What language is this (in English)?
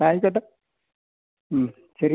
Malayalam